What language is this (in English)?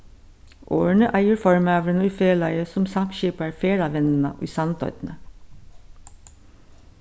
Faroese